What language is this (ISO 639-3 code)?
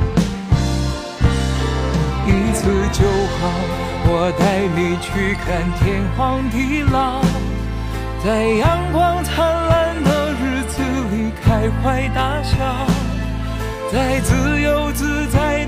zho